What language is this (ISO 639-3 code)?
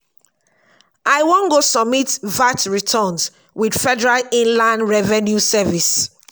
pcm